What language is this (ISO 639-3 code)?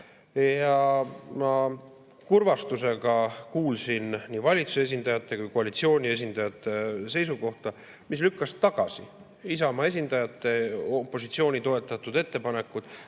est